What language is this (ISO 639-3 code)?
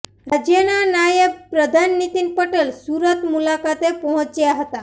guj